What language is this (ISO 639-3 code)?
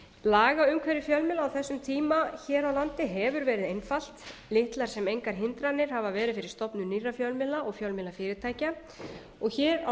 isl